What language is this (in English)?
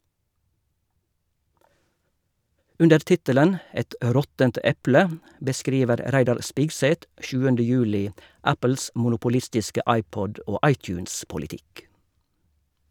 Norwegian